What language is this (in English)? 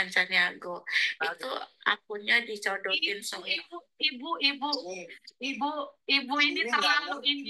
Indonesian